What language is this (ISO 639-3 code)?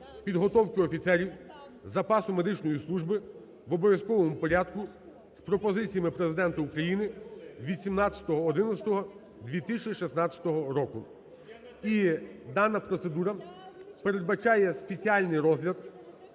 ukr